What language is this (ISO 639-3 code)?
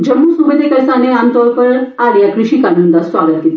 doi